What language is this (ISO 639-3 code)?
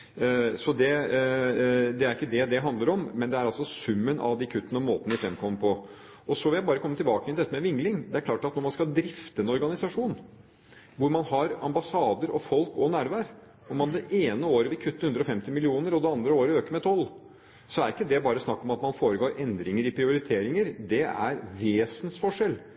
nob